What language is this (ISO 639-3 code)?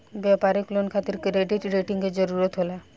bho